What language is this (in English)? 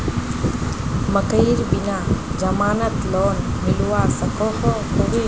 Magahi